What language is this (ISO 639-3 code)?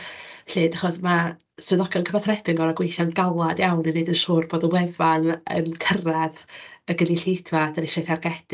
cym